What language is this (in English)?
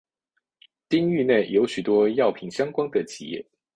Chinese